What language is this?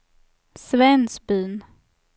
Swedish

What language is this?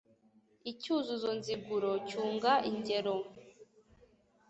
Kinyarwanda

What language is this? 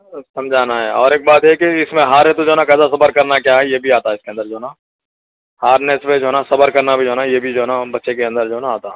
Urdu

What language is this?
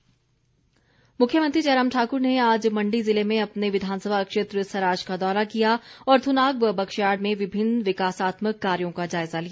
Hindi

